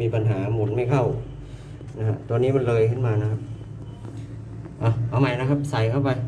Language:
Thai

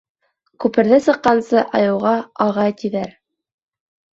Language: Bashkir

